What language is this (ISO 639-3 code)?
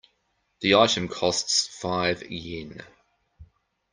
eng